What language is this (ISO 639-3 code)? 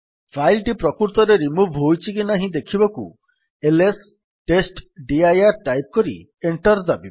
ori